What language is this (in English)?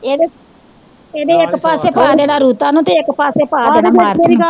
Punjabi